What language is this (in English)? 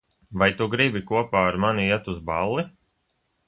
Latvian